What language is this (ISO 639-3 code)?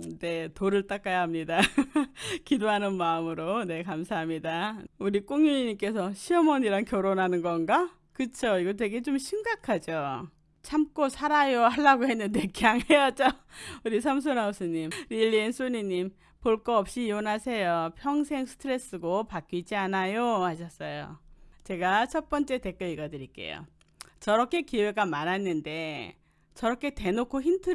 kor